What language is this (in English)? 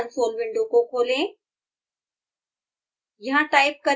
Hindi